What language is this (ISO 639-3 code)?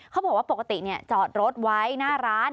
tha